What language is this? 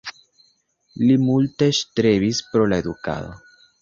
Esperanto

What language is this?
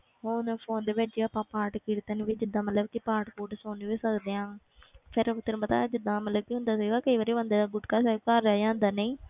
Punjabi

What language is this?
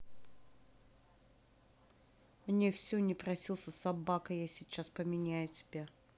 Russian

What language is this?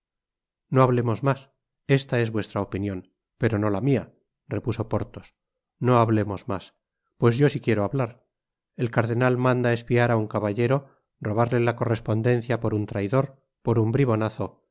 Spanish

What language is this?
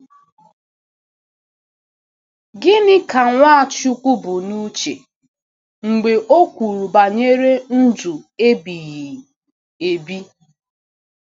Igbo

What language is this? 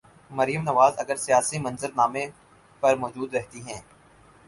Urdu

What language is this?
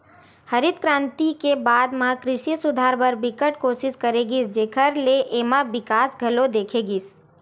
Chhattisgarhi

